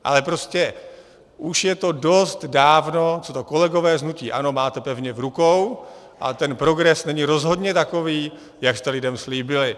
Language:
Czech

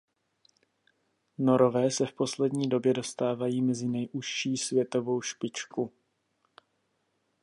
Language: Czech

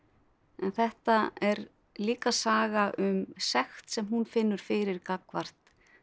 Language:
Icelandic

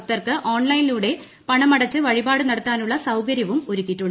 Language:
Malayalam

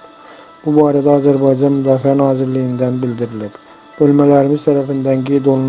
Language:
Turkish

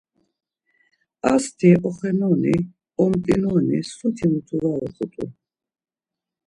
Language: Laz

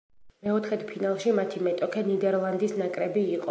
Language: Georgian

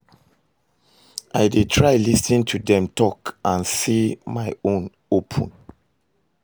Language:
Nigerian Pidgin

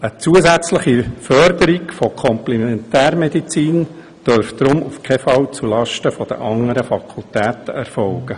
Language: Swiss German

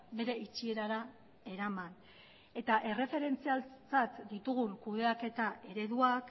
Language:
Basque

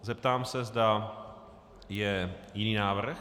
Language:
Czech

